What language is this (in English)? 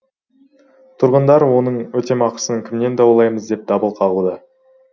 Kazakh